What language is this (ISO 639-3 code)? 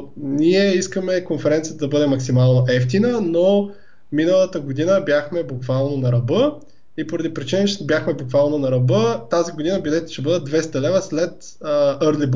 bul